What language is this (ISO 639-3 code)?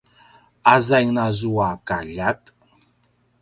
pwn